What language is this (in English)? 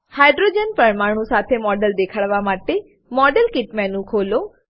Gujarati